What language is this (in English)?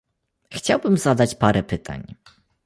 Polish